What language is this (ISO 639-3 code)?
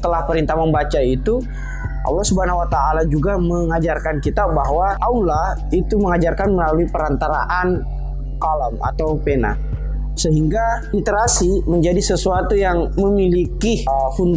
ind